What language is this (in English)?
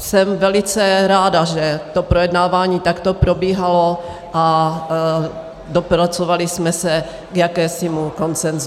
Czech